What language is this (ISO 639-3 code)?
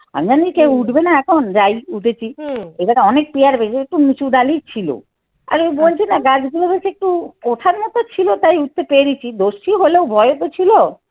ben